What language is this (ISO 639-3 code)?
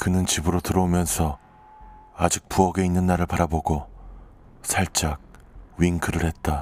kor